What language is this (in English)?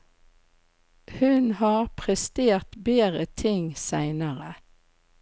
Norwegian